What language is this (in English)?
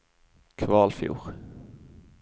Norwegian